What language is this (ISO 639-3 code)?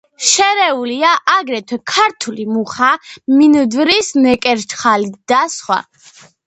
kat